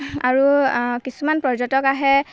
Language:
Assamese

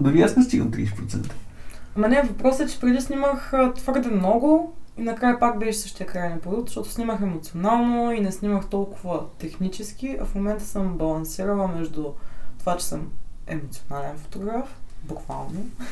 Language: Bulgarian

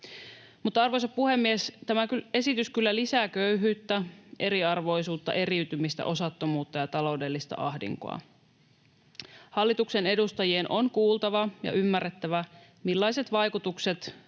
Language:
Finnish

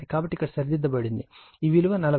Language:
Telugu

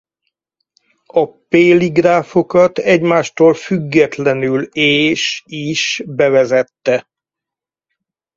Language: Hungarian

